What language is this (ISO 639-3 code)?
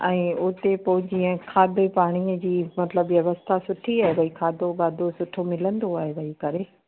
snd